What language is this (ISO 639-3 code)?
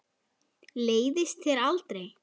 isl